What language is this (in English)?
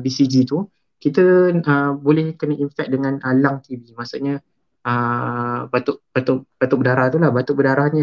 Malay